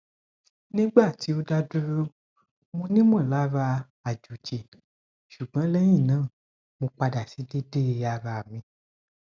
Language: Yoruba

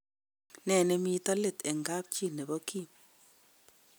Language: Kalenjin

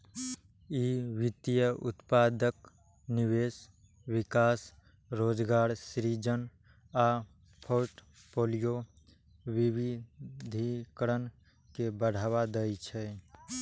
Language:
Maithili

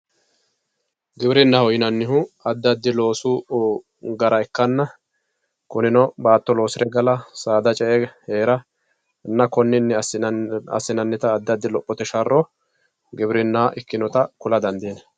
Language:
Sidamo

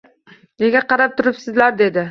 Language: Uzbek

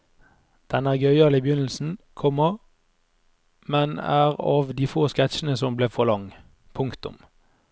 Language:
Norwegian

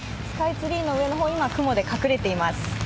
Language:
Japanese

